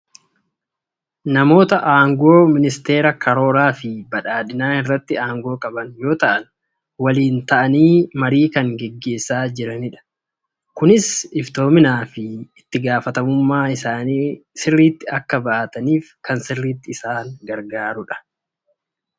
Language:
Oromo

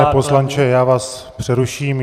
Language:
Czech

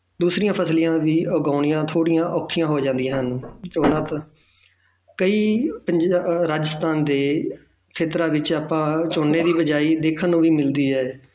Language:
Punjabi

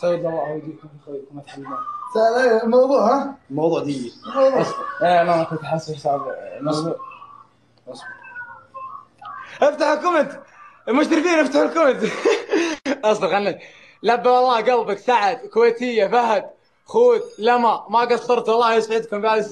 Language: Arabic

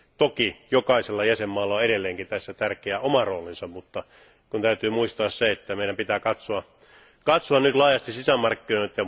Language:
Finnish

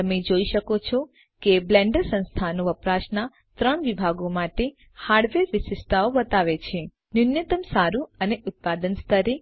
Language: Gujarati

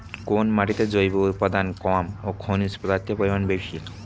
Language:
Bangla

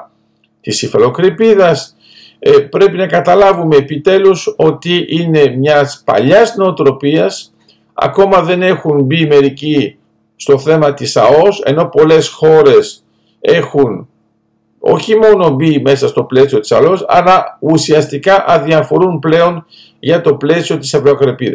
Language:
Greek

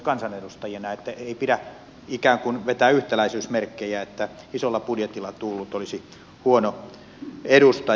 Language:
Finnish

